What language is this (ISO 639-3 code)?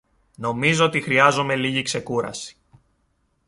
ell